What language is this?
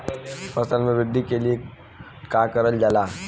Bhojpuri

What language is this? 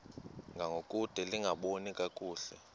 Xhosa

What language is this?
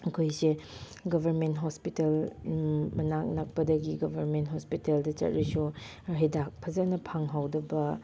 Manipuri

